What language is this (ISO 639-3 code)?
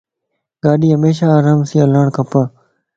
lss